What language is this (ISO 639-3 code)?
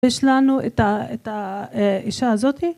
heb